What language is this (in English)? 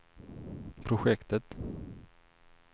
Swedish